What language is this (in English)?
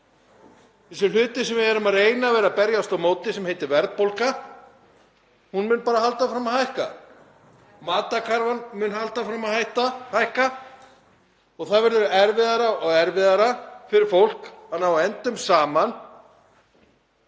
Icelandic